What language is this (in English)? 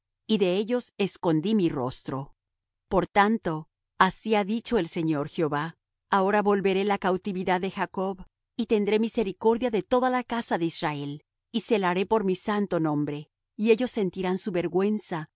Spanish